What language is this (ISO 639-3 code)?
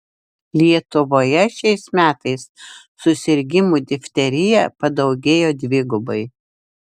lit